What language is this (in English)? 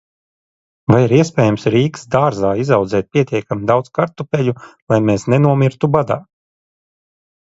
Latvian